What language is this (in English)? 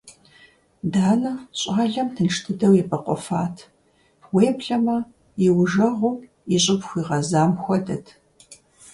Kabardian